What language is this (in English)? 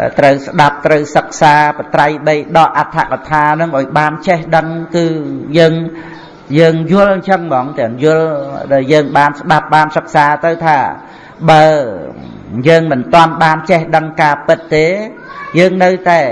Vietnamese